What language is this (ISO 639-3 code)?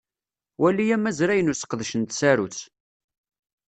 kab